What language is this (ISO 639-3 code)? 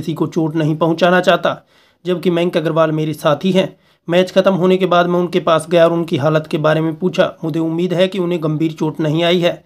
hin